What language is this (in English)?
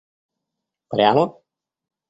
Russian